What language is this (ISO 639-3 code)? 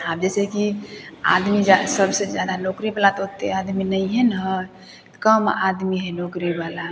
mai